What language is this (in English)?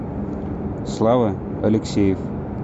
Russian